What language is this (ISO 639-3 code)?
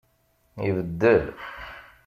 kab